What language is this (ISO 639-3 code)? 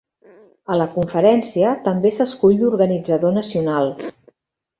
cat